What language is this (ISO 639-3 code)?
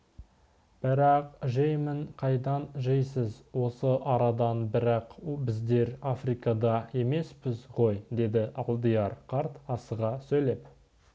kaz